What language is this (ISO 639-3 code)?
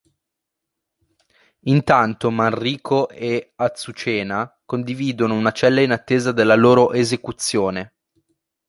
ita